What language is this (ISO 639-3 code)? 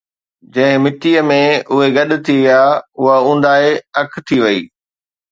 snd